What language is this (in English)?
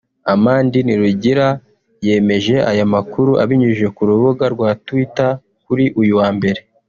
Kinyarwanda